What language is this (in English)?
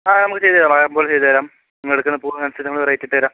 Malayalam